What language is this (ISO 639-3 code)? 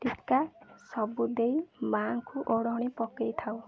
ori